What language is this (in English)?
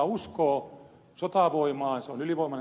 Finnish